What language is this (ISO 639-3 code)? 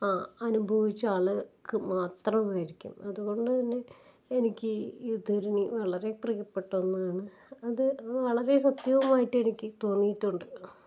mal